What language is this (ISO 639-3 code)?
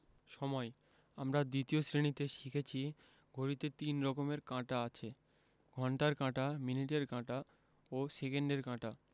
ben